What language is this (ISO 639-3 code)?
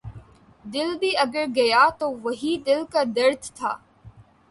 urd